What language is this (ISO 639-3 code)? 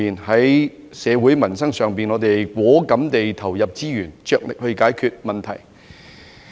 yue